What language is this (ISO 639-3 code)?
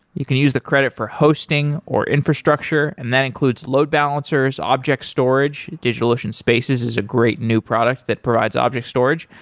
eng